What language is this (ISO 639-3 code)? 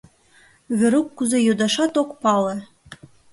chm